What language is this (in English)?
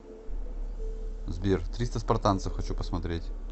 Russian